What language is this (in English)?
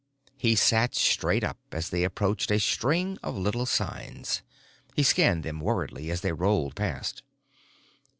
English